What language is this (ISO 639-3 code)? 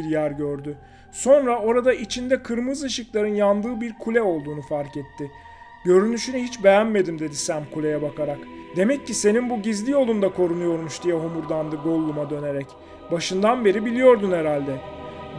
tur